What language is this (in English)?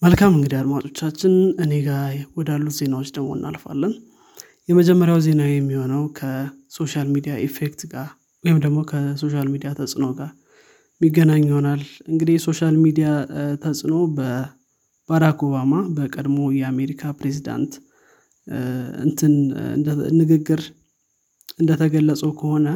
Amharic